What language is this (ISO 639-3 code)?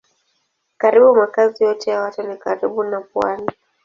swa